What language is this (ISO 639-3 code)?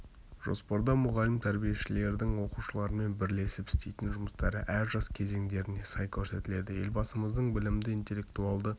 kaz